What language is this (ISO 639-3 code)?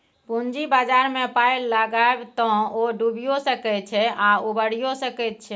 mai